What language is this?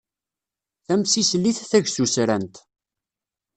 Kabyle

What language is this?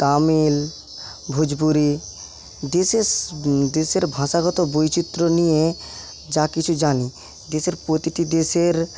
Bangla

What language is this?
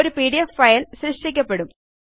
Malayalam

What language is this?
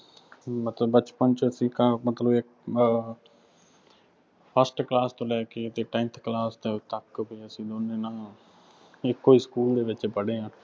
Punjabi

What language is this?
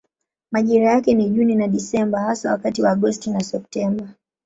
Swahili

